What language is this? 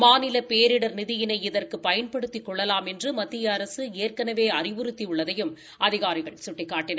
Tamil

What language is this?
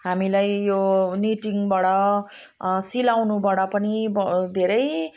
Nepali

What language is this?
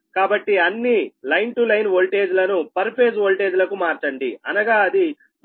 Telugu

